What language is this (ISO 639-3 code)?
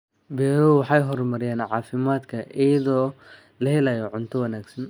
som